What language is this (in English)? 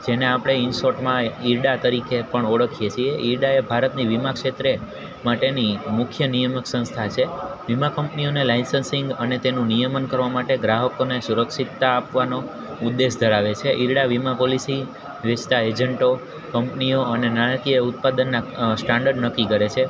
Gujarati